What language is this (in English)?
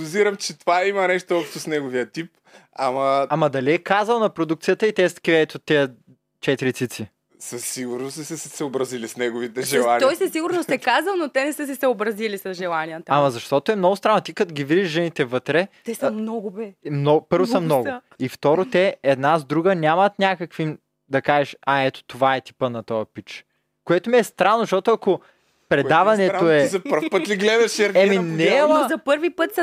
Bulgarian